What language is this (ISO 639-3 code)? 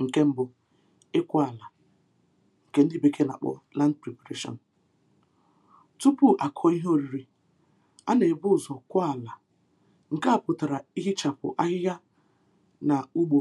ibo